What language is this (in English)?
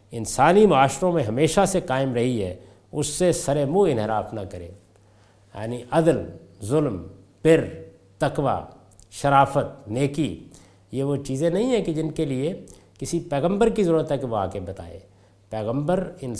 Urdu